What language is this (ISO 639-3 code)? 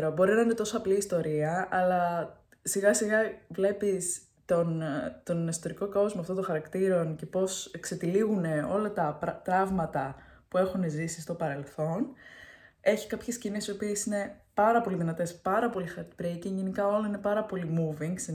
ell